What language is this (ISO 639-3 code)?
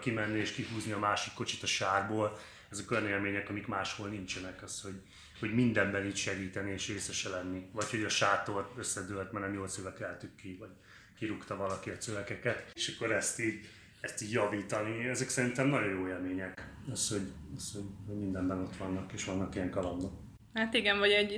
hun